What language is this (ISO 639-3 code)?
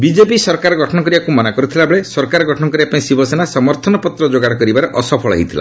ori